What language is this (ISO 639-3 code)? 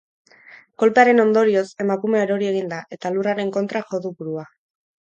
eus